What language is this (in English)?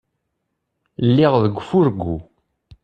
Kabyle